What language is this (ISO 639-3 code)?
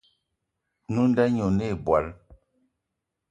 eto